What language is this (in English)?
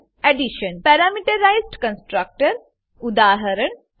Gujarati